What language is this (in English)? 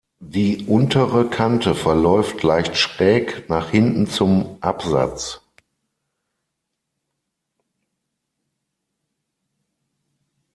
German